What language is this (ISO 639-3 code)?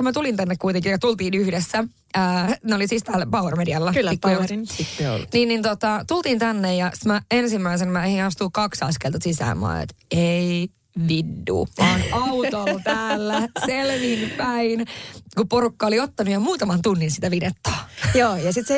fin